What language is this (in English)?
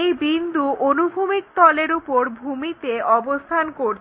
Bangla